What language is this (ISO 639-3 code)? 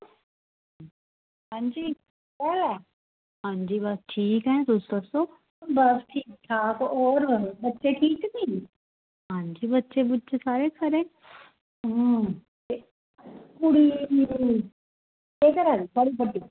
doi